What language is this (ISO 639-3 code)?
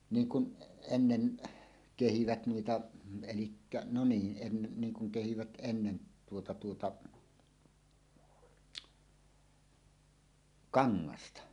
fin